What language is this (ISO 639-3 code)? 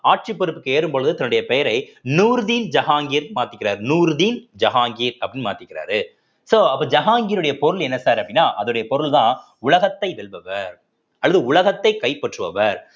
tam